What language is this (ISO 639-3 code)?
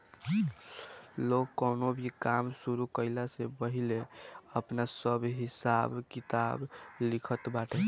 bho